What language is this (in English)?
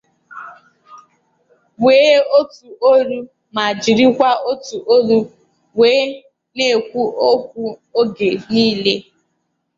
Igbo